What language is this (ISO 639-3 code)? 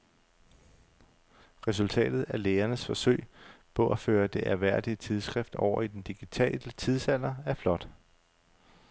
dan